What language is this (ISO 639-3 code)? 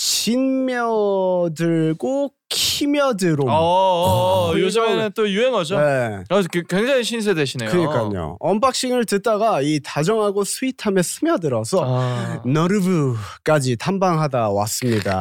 kor